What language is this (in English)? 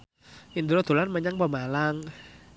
Javanese